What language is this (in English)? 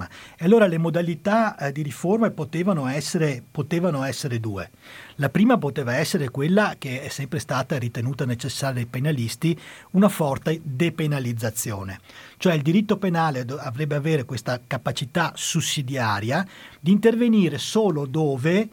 Italian